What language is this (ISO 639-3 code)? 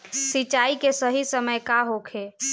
bho